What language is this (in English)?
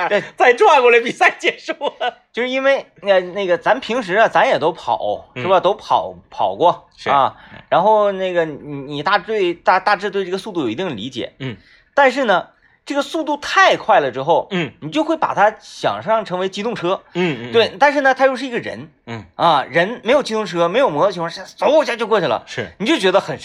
Chinese